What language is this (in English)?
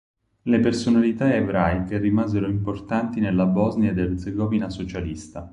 Italian